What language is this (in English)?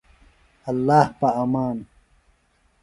Phalura